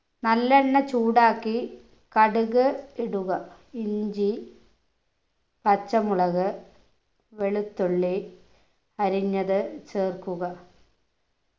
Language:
Malayalam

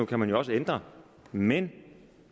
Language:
Danish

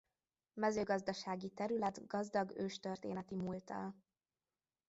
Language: Hungarian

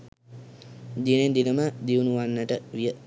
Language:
Sinhala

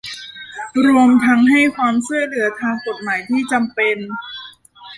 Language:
Thai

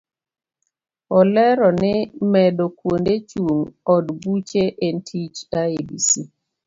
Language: Luo (Kenya and Tanzania)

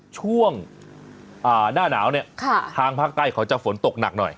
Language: Thai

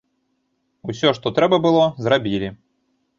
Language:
Belarusian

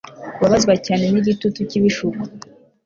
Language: Kinyarwanda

